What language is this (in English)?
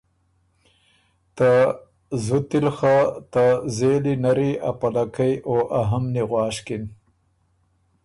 Ormuri